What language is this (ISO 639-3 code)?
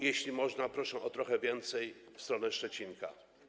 pol